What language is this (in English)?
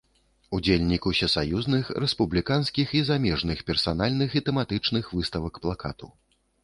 Belarusian